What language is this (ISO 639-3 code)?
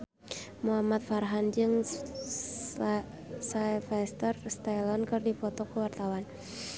sun